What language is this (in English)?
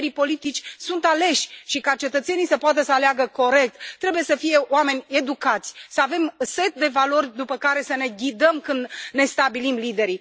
Romanian